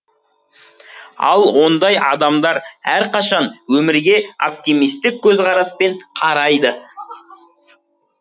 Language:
Kazakh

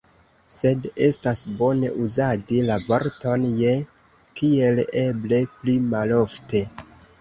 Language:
Esperanto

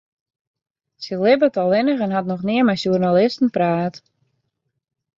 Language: Western Frisian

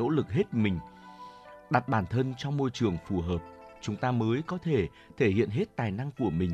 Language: Vietnamese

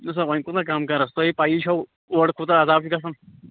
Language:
Kashmiri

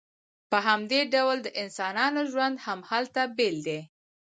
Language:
Pashto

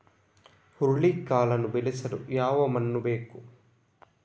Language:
Kannada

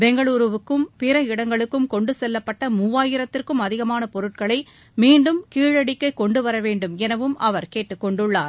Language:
Tamil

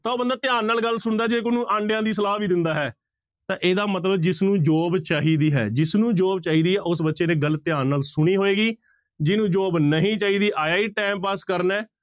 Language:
Punjabi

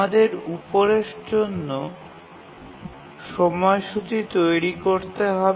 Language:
Bangla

